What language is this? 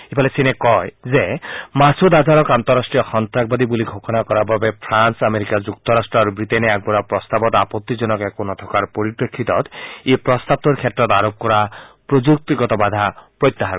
Assamese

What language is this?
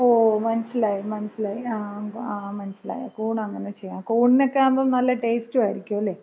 Malayalam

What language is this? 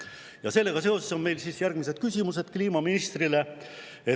Estonian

